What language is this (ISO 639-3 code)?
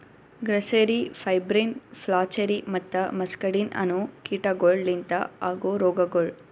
kan